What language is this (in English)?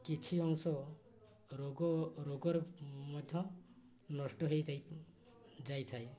Odia